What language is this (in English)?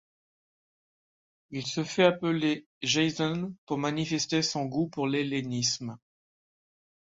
French